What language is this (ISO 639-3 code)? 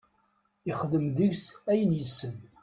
kab